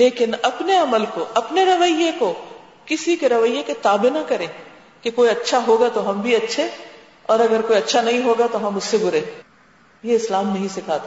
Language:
Urdu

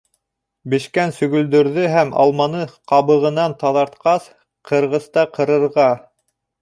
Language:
Bashkir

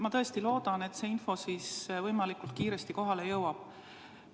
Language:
Estonian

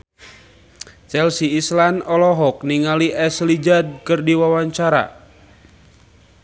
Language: Sundanese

